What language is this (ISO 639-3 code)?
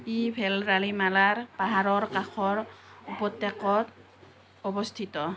asm